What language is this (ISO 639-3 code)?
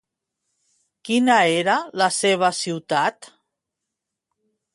cat